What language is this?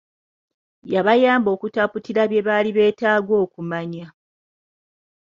Ganda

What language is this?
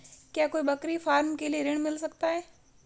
Hindi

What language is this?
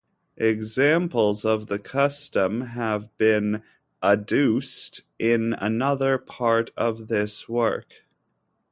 English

